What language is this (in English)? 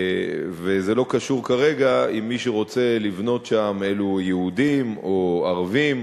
Hebrew